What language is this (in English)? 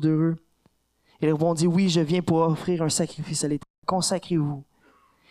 French